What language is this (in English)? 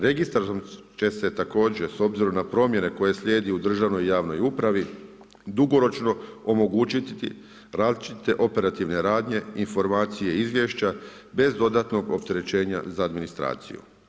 Croatian